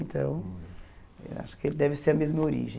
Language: Portuguese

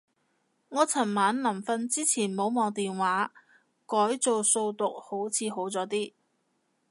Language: Cantonese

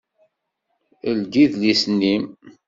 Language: Kabyle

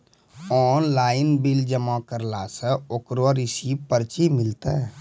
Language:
Maithili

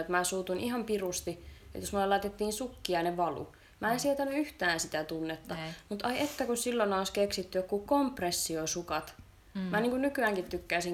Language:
Finnish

